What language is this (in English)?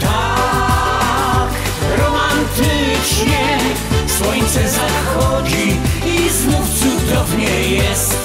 Polish